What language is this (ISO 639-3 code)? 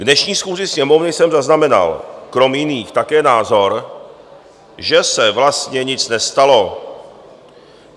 ces